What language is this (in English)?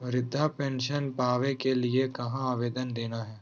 Magahi